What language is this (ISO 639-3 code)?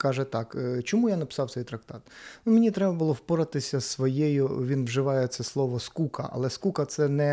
ukr